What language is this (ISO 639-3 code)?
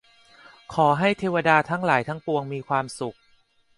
tha